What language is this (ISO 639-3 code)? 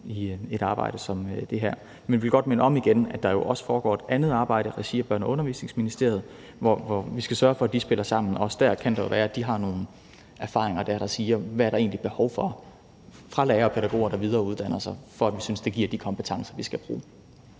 dan